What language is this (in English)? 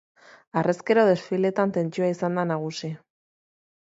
Basque